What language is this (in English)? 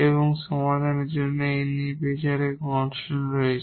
Bangla